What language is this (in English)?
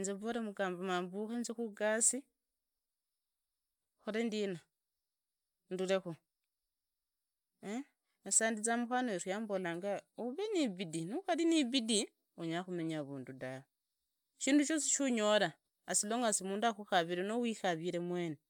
Idakho-Isukha-Tiriki